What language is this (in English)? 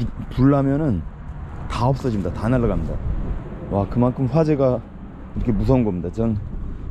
Korean